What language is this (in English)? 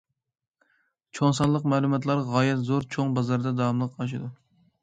Uyghur